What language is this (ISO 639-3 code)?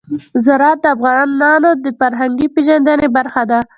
pus